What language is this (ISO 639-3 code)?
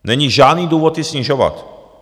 ces